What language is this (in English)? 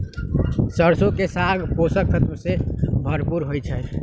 Magahi